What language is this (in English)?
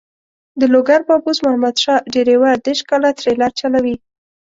Pashto